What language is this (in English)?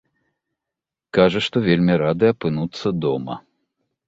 Belarusian